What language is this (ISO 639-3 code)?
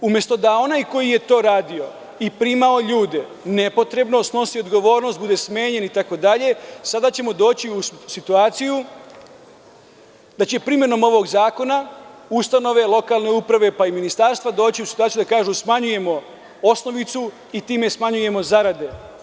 srp